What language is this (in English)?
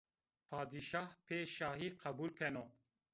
Zaza